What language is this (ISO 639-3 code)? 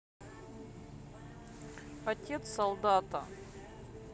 rus